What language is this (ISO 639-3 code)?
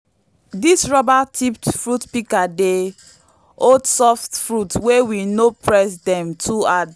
pcm